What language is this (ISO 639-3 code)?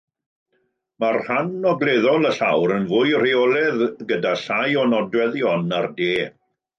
cym